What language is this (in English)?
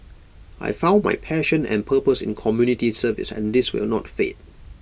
English